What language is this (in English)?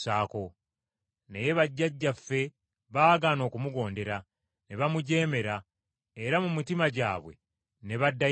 Ganda